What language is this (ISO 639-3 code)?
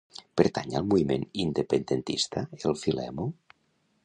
cat